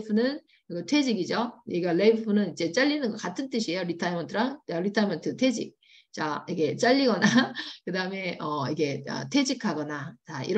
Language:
Korean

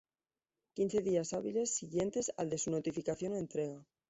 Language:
Spanish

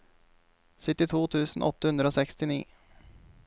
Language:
Norwegian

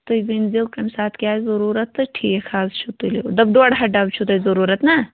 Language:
Kashmiri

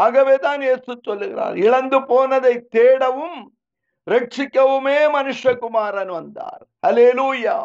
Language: Tamil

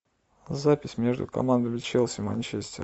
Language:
Russian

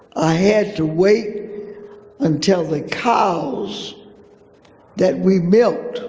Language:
English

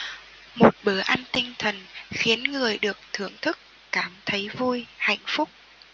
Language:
Vietnamese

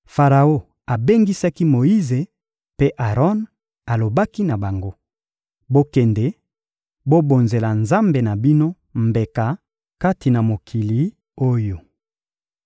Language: Lingala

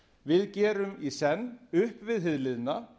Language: Icelandic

